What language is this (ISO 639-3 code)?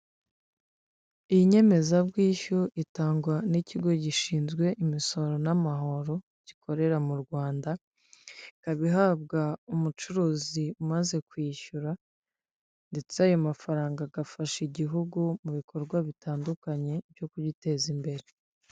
kin